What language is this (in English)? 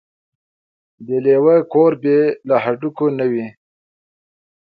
Pashto